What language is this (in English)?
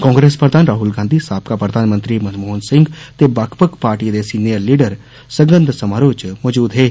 Dogri